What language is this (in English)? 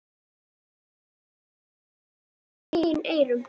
Icelandic